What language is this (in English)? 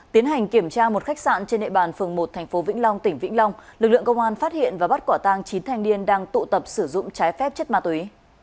Vietnamese